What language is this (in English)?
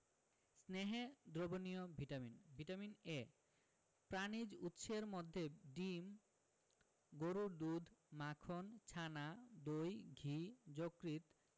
Bangla